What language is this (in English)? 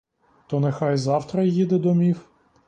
Ukrainian